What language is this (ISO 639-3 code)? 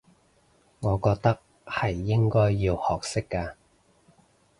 yue